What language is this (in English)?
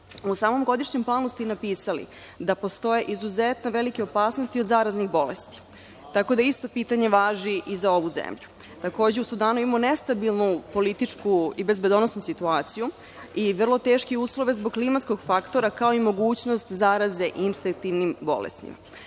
Serbian